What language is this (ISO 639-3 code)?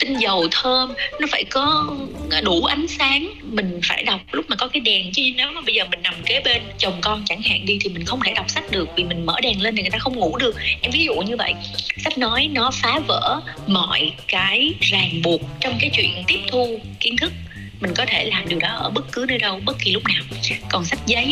vie